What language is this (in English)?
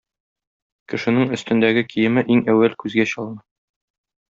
Tatar